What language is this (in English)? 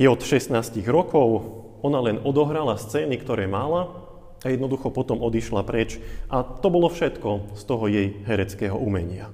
Slovak